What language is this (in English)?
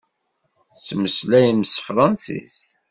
Kabyle